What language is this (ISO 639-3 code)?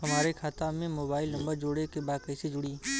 bho